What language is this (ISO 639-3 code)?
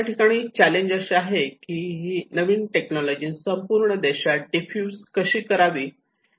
mar